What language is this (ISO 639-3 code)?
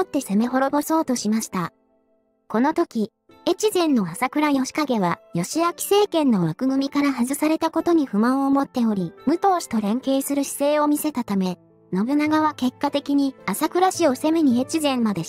jpn